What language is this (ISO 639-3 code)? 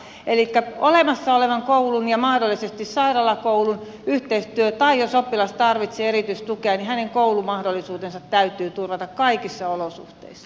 fin